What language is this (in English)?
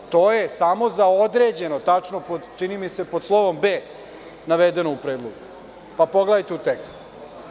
Serbian